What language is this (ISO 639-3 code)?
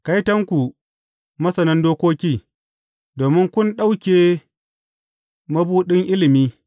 hau